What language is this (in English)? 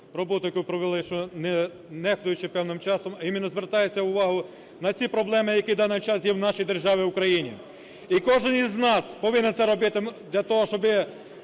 Ukrainian